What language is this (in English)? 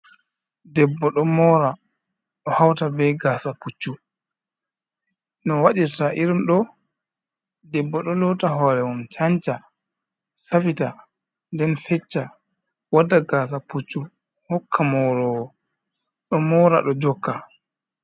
Fula